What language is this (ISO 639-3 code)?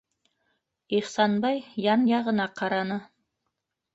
bak